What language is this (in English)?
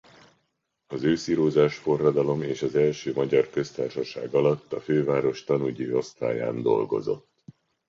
Hungarian